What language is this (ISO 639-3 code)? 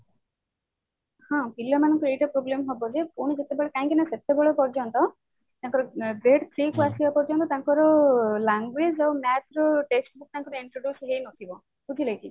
ori